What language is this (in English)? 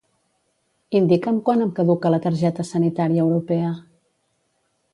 Catalan